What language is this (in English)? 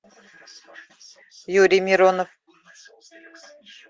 Russian